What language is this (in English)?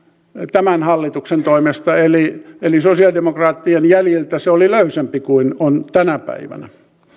Finnish